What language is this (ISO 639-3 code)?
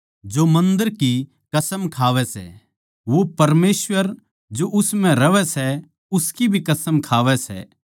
bgc